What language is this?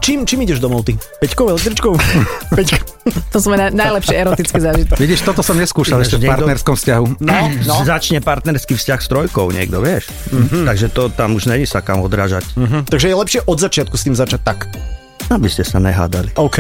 Slovak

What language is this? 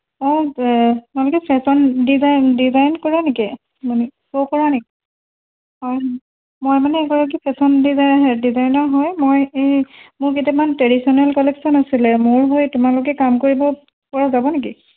Assamese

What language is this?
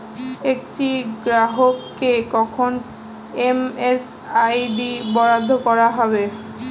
Bangla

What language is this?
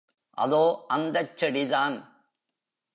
Tamil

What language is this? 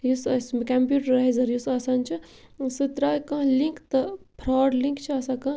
Kashmiri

